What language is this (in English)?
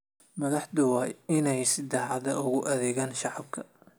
Somali